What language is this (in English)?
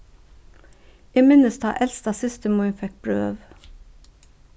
Faroese